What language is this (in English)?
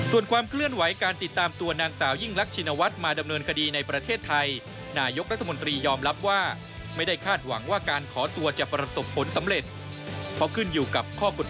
Thai